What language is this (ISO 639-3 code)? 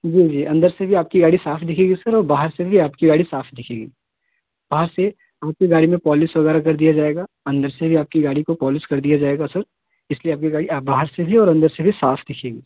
hin